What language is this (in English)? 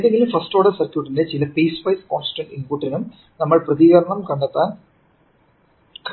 Malayalam